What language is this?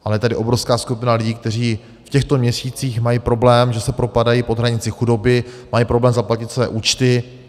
Czech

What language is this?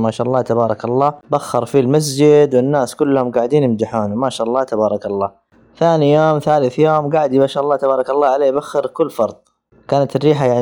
Arabic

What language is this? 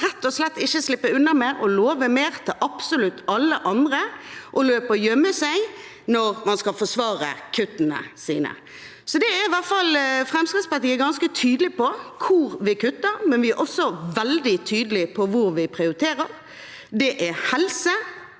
Norwegian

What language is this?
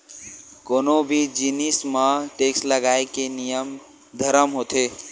Chhattisgarhi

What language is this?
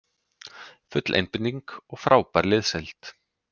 Icelandic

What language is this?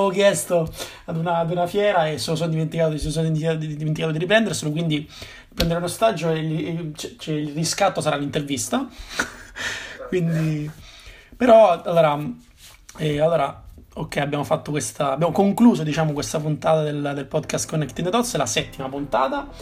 Italian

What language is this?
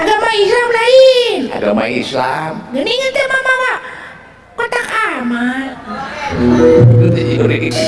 Indonesian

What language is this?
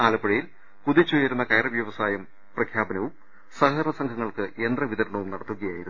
Malayalam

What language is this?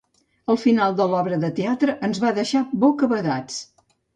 Catalan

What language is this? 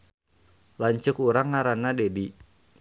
Sundanese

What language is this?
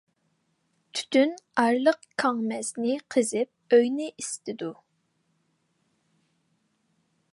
Uyghur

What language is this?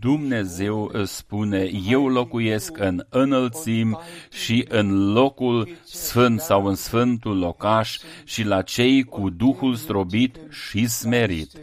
Romanian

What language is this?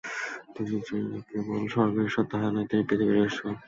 Bangla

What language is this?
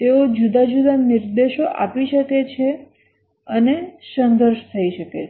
Gujarati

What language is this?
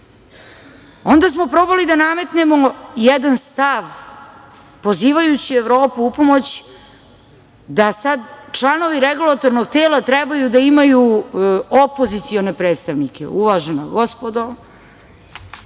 Serbian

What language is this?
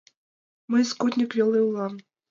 Mari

